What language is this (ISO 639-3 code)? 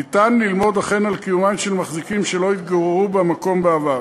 heb